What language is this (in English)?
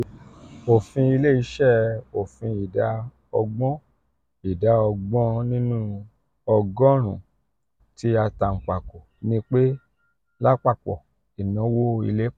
Yoruba